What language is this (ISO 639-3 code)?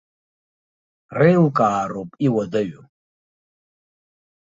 abk